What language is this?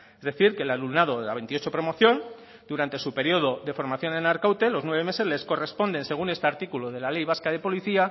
Spanish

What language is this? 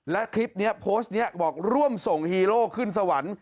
Thai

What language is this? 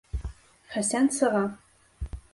Bashkir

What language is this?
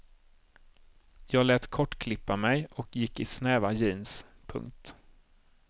Swedish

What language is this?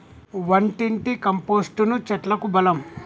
Telugu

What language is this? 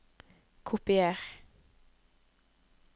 Norwegian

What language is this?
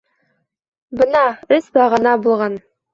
Bashkir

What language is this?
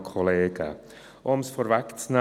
Swiss German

